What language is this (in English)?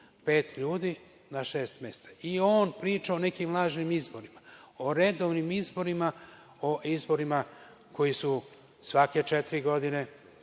Serbian